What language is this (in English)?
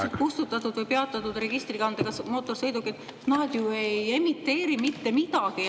Estonian